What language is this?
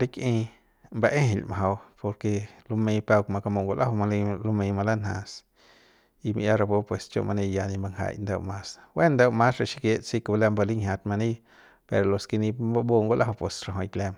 Central Pame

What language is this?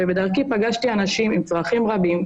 Hebrew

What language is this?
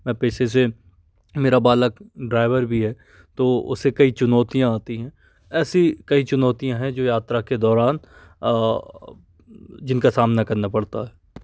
Hindi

